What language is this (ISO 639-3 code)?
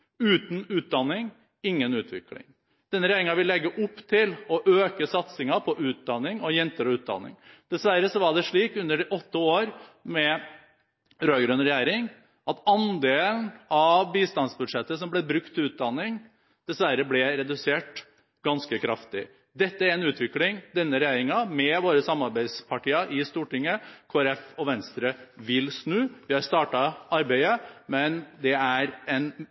nob